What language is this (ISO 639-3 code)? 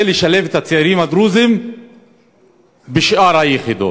heb